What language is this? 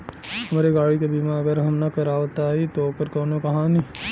Bhojpuri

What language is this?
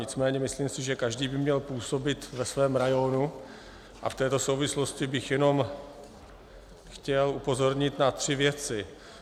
Czech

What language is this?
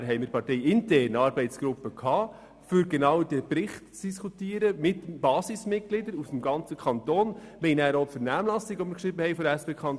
Swiss German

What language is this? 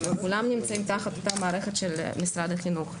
Hebrew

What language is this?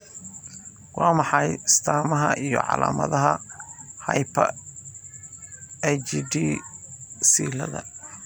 Somali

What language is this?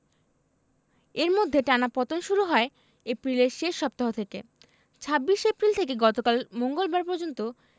Bangla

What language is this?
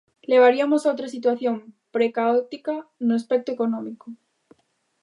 Galician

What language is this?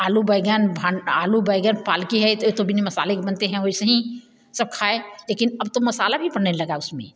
Hindi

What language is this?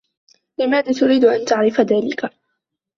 Arabic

